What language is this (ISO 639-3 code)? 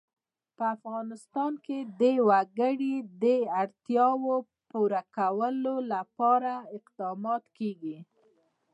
pus